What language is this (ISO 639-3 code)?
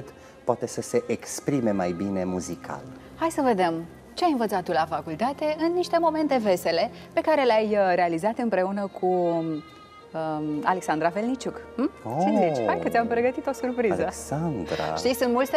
ron